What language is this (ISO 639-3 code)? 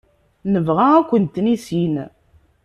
kab